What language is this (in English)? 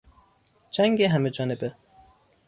Persian